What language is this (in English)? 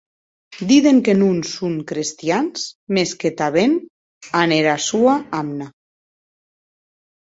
Occitan